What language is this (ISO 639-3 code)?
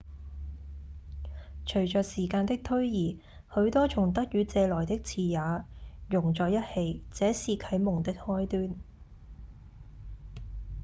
yue